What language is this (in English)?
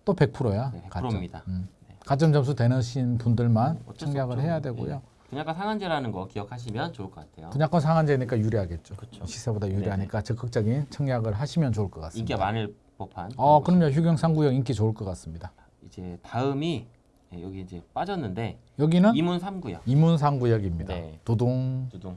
Korean